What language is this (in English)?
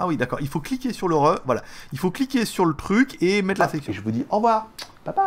French